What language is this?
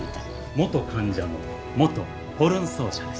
Japanese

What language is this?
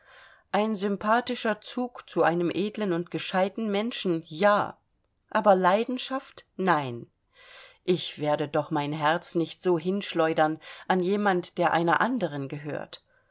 German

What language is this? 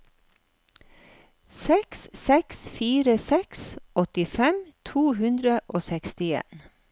Norwegian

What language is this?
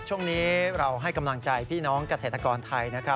Thai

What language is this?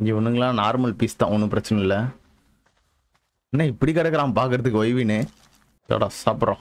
Tamil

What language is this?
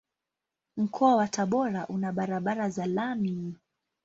Swahili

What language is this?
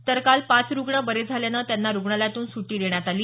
Marathi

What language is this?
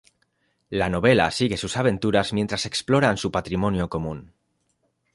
Spanish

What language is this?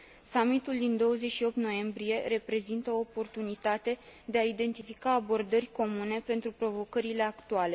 Romanian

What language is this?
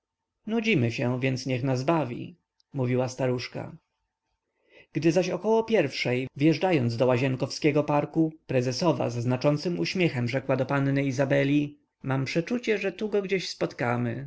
Polish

